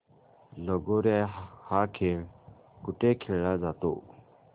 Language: Marathi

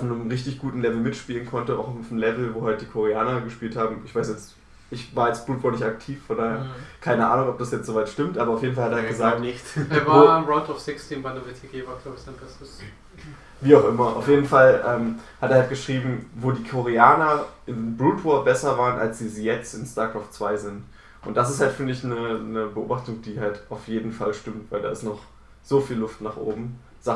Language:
German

